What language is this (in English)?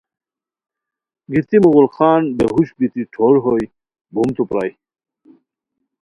Khowar